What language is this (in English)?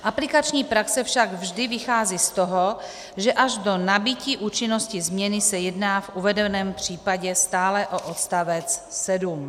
Czech